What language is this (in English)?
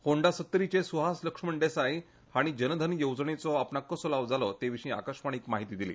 Konkani